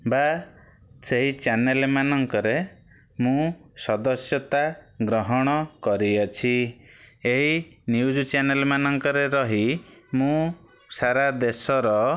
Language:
Odia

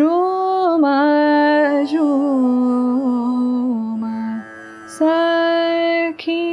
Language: Marathi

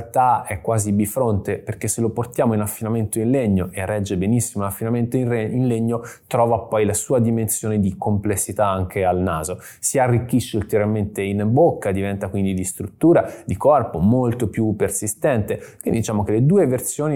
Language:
Italian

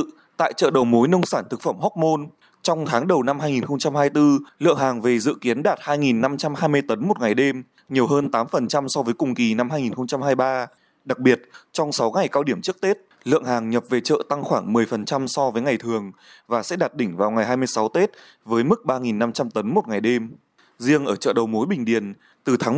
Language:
Vietnamese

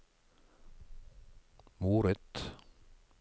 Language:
Norwegian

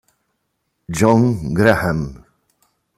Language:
Italian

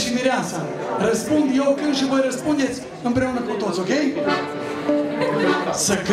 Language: Romanian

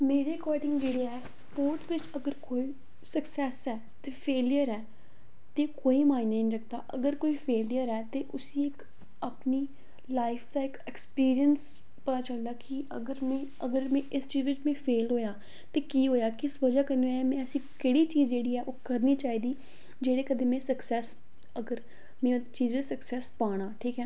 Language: Dogri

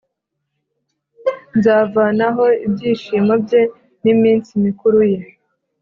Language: Kinyarwanda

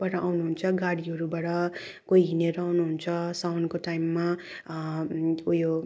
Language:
Nepali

